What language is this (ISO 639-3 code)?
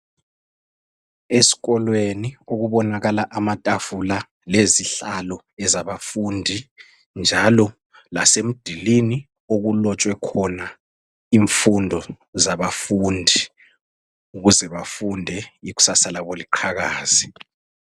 nde